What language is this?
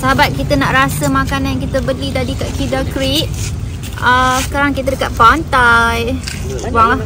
Malay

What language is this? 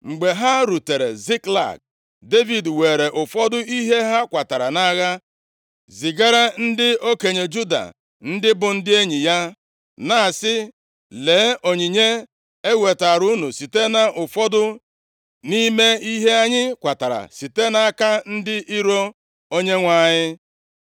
Igbo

